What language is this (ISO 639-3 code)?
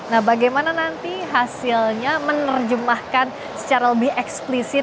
ind